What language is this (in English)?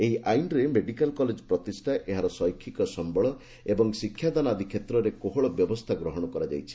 Odia